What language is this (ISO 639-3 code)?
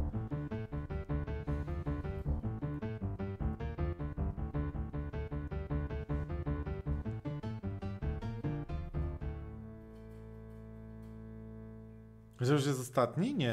pol